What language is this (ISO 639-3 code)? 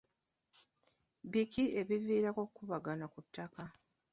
lug